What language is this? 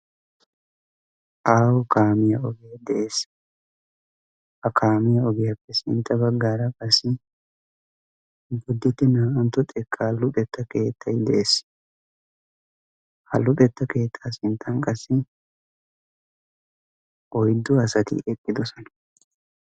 Wolaytta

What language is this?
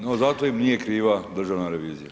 Croatian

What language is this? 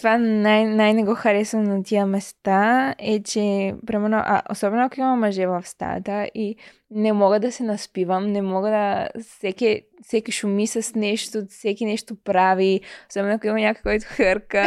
Bulgarian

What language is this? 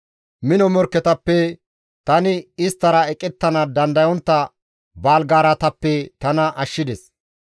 Gamo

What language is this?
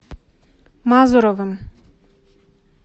Russian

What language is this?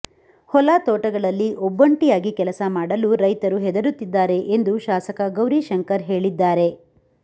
Kannada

